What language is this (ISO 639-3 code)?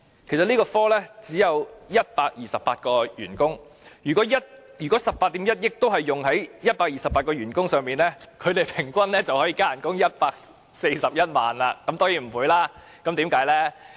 yue